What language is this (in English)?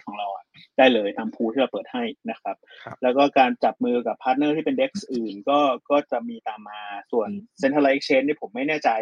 Thai